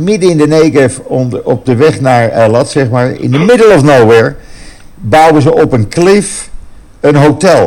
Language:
Dutch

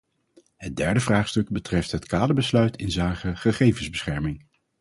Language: Dutch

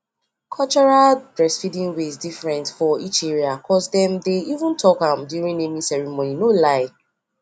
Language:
Nigerian Pidgin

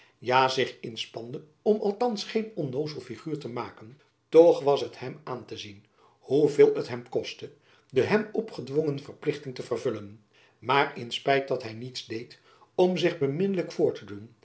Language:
Dutch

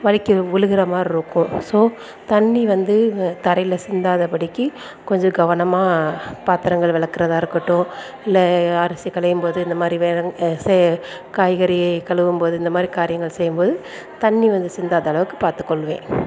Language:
Tamil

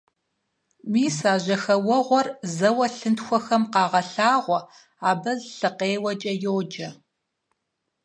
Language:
Kabardian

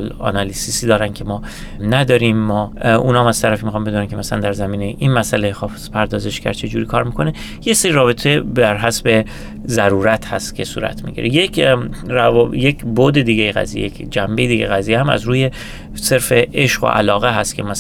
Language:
Persian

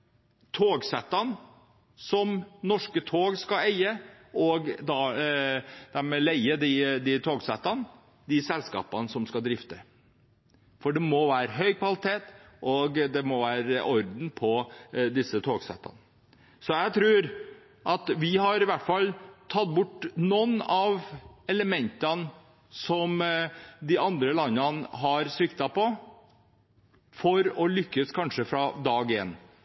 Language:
Norwegian Bokmål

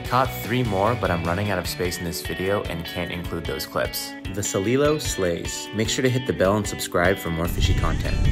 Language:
English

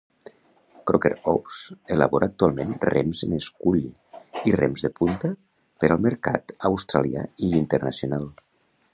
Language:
Catalan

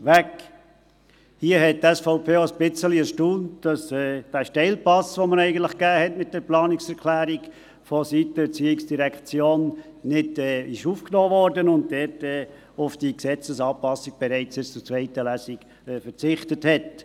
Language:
Swiss German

